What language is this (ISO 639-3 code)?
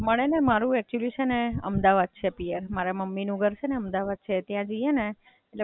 guj